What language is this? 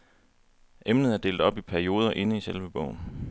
Danish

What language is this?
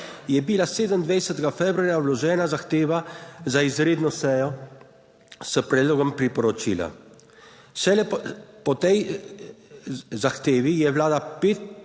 Slovenian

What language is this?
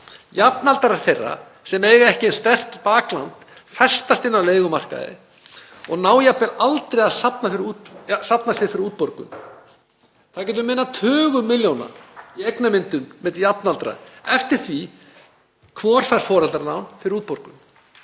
Icelandic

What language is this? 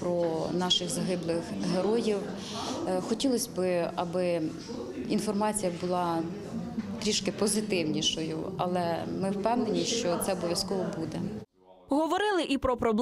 Ukrainian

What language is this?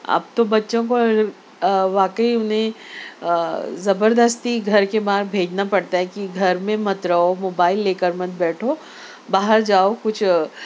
Urdu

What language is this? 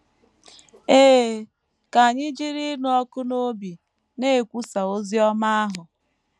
Igbo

